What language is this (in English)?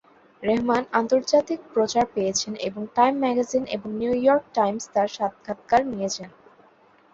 Bangla